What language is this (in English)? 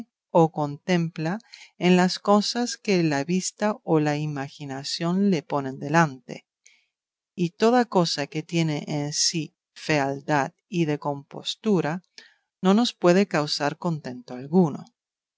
Spanish